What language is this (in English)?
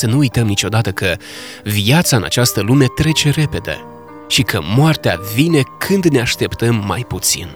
Romanian